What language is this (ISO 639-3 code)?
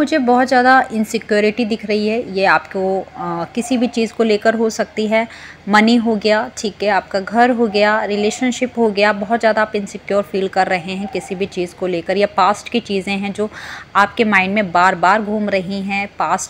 hin